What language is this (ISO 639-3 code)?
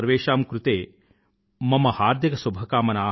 tel